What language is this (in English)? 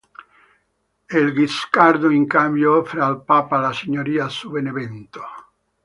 Italian